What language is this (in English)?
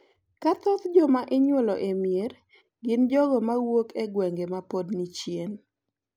Luo (Kenya and Tanzania)